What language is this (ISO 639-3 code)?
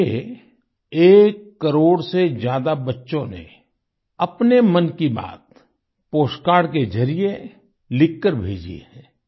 hin